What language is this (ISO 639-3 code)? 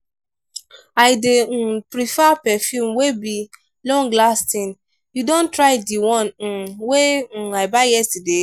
pcm